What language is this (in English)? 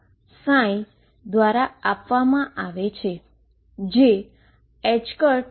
Gujarati